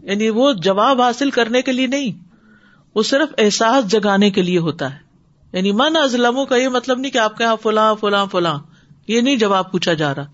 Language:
Urdu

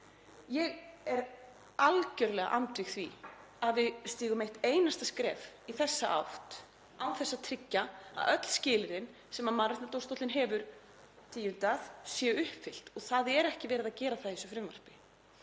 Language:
Icelandic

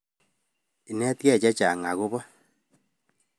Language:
Kalenjin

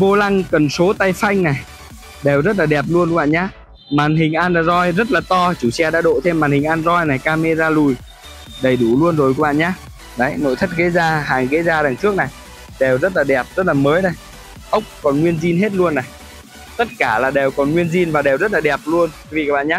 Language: Vietnamese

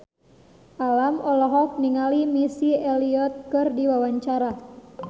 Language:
Sundanese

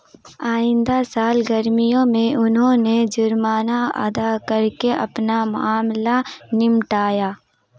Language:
Urdu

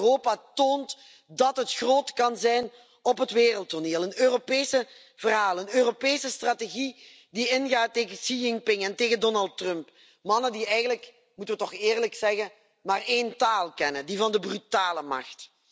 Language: Dutch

